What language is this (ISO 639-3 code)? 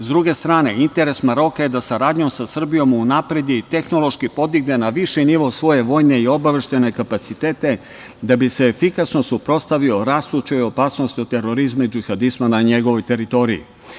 srp